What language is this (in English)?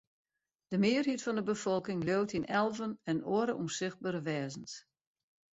Western Frisian